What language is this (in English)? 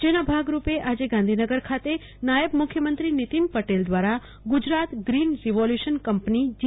Gujarati